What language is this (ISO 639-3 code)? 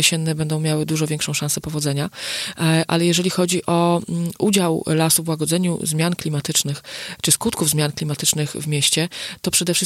pol